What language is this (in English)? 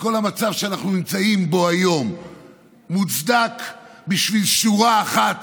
Hebrew